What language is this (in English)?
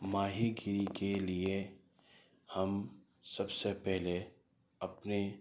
Urdu